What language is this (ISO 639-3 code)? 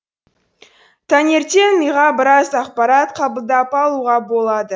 kaz